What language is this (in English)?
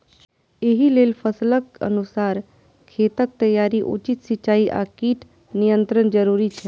Maithili